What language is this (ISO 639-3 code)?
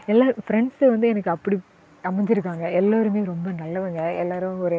tam